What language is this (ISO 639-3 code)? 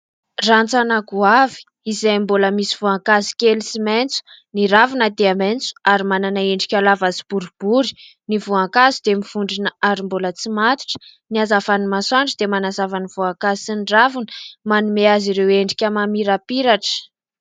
mlg